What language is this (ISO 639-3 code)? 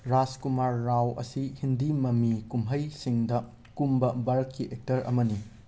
mni